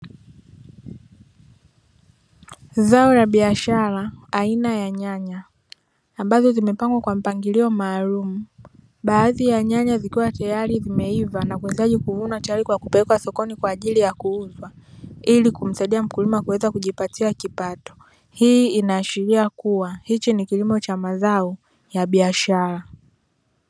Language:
Swahili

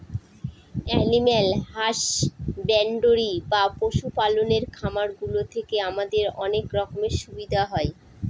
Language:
Bangla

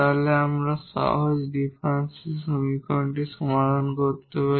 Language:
Bangla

